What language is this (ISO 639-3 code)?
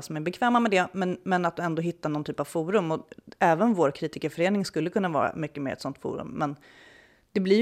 swe